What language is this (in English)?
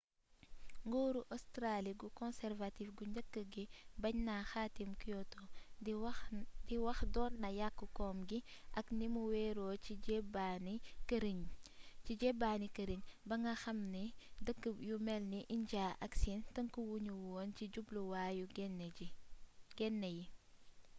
Wolof